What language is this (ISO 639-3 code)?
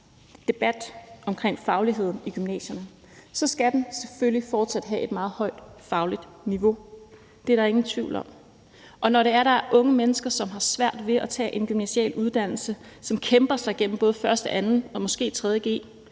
dan